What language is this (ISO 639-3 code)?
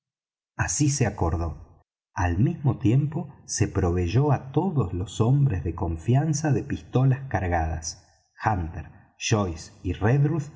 spa